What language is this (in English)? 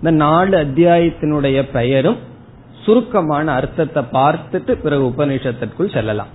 Tamil